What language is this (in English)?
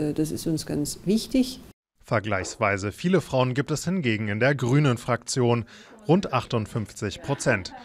German